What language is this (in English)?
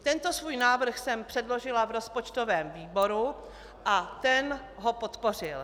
Czech